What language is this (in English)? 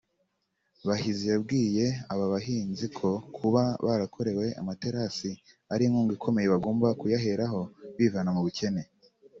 Kinyarwanda